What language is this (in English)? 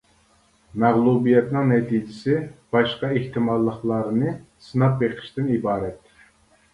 Uyghur